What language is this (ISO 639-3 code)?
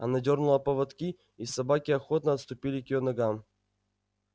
rus